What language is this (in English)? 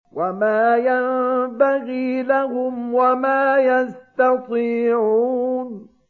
Arabic